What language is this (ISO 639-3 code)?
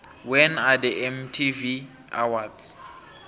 nbl